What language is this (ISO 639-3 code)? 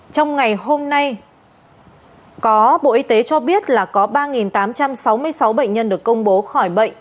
vie